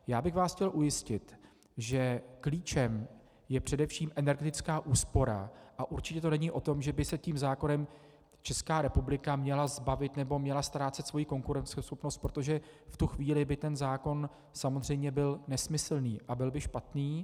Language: Czech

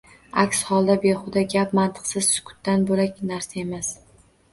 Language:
Uzbek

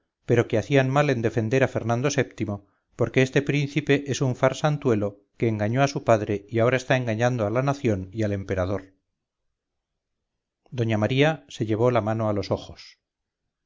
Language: Spanish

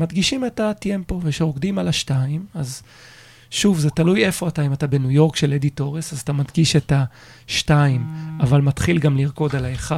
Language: Hebrew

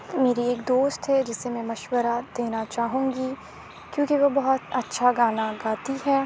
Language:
Urdu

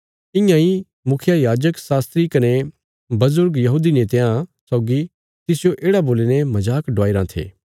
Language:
Bilaspuri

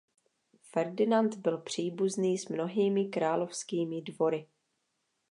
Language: Czech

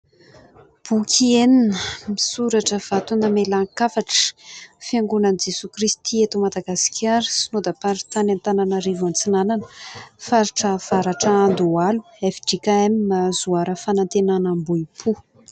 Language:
Malagasy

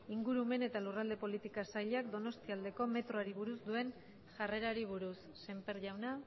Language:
Basque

